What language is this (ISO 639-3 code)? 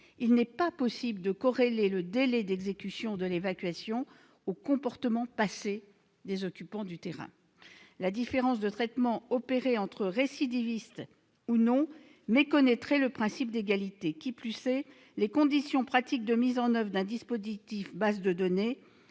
fra